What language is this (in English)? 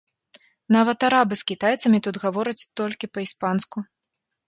Belarusian